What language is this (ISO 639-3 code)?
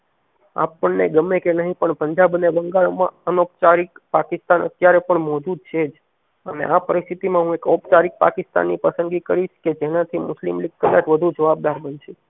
guj